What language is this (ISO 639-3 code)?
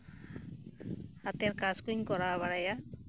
sat